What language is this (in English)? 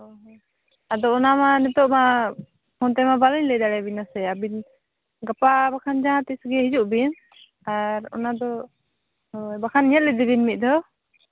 Santali